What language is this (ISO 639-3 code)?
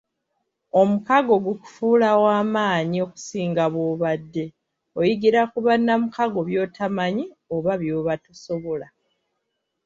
lug